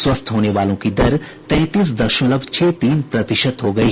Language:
Hindi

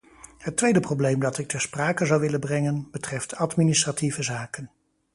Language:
Dutch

